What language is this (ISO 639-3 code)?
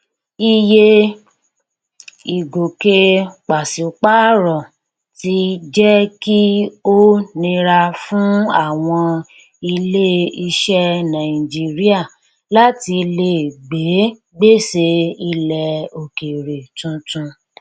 yor